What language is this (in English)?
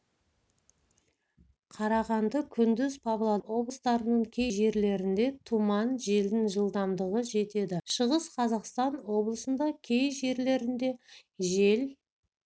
Kazakh